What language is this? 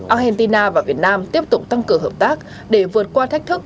Vietnamese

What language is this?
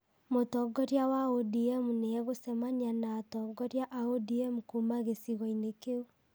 Kikuyu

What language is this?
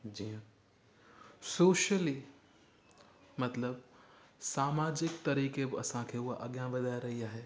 Sindhi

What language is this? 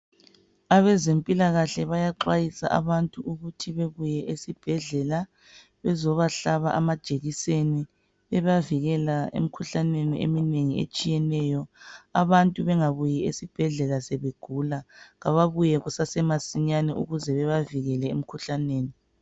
North Ndebele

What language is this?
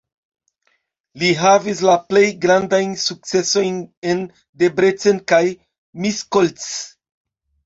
Esperanto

